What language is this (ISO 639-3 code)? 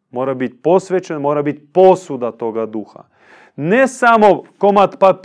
hrv